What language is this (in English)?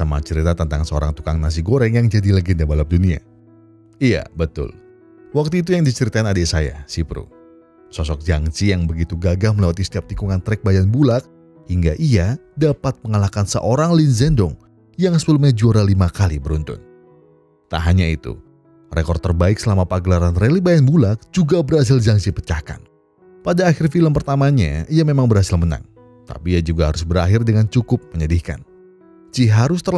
Indonesian